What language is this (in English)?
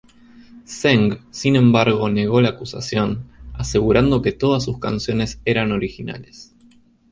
Spanish